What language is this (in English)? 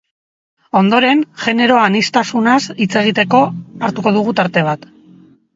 Basque